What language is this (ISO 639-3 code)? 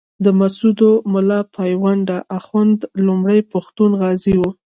pus